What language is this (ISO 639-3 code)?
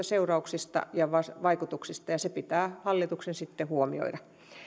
fin